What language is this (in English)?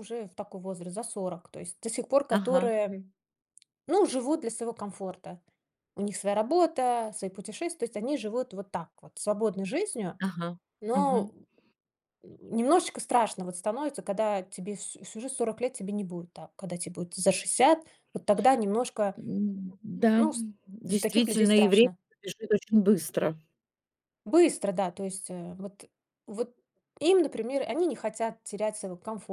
Russian